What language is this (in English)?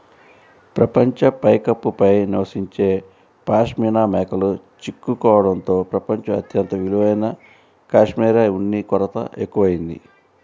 Telugu